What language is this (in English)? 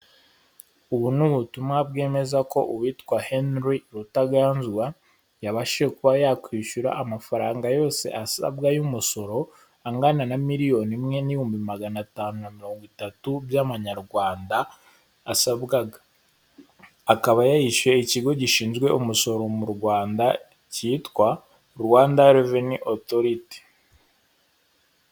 Kinyarwanda